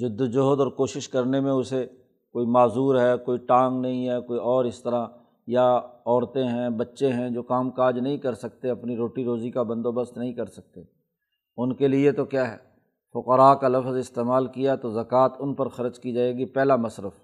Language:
Urdu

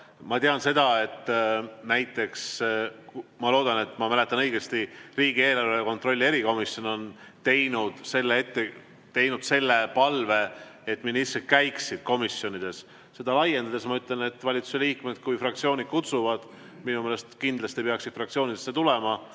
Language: Estonian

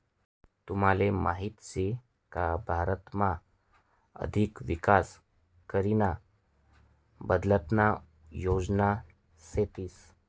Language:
Marathi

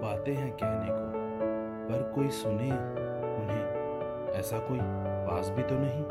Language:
Hindi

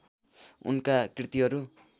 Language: Nepali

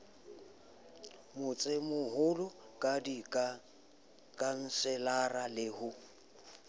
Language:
Southern Sotho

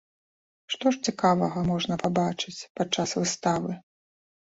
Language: Belarusian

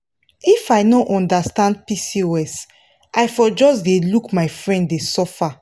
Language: Nigerian Pidgin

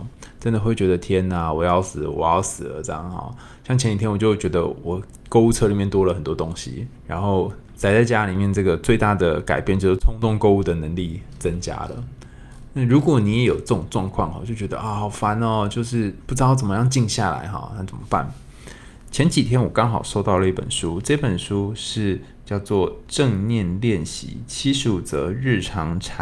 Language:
Chinese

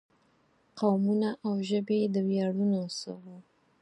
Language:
Pashto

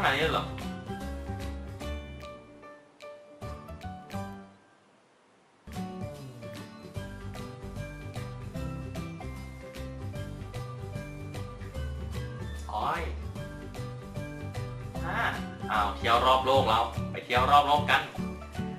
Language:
Thai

